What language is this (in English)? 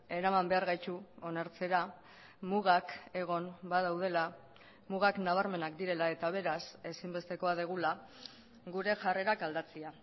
Basque